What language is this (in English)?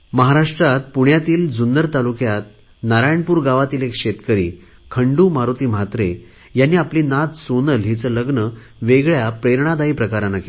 Marathi